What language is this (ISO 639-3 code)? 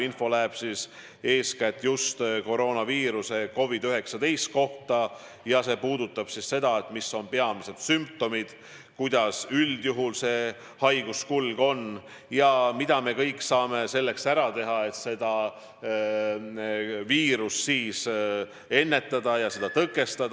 est